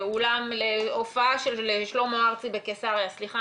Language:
Hebrew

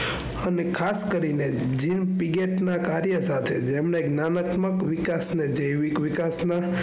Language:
Gujarati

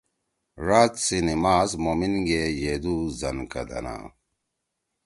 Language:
Torwali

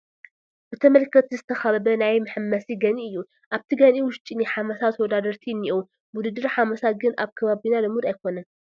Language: Tigrinya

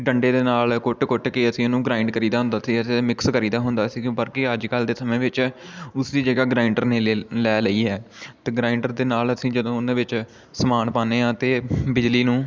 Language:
Punjabi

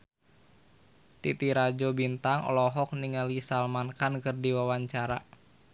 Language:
Sundanese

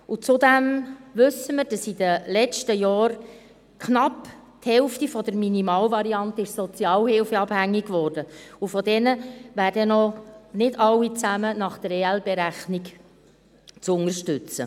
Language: Swiss German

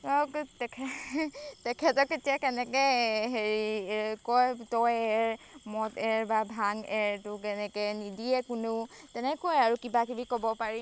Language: Assamese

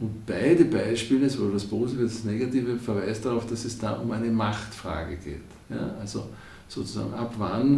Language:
German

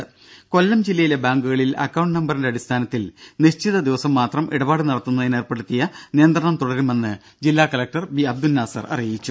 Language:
Malayalam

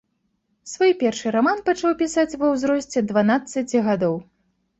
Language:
Belarusian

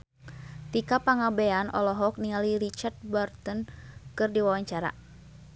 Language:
Sundanese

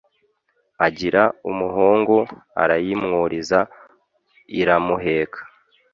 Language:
Kinyarwanda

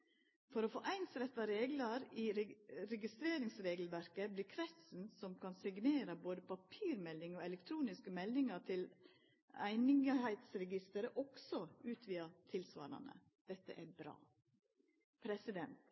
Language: Norwegian Nynorsk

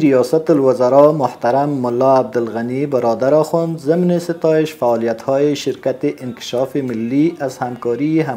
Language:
Persian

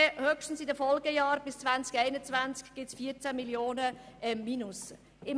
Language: Swiss German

